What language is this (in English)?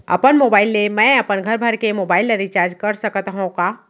Chhattisgarhi